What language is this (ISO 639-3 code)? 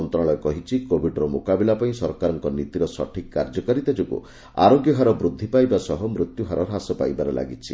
ori